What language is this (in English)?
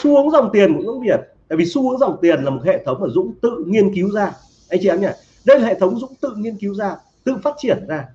Vietnamese